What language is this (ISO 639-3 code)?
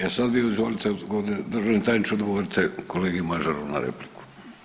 hrv